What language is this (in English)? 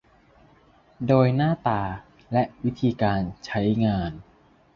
Thai